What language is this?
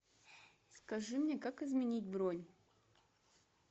Russian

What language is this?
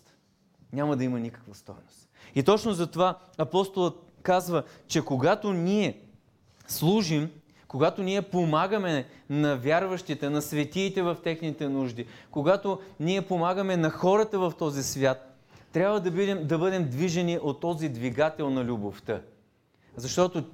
Bulgarian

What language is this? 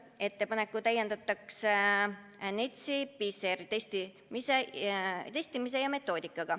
Estonian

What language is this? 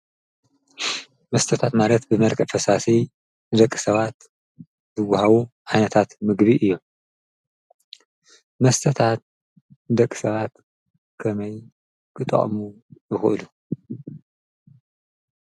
Tigrinya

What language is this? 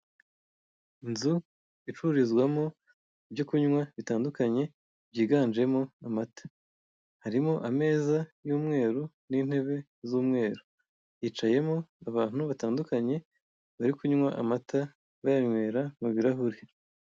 Kinyarwanda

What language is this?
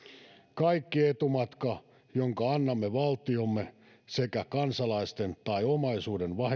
Finnish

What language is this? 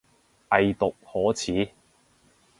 Cantonese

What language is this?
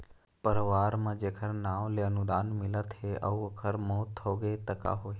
Chhattisgarhi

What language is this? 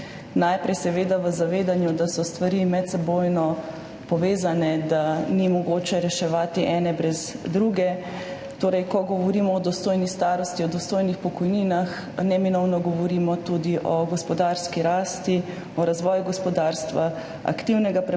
Slovenian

